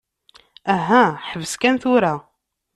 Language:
Kabyle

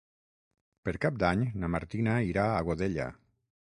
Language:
Catalan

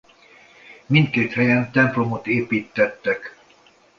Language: Hungarian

